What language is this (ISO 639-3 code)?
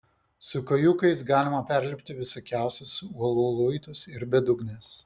lit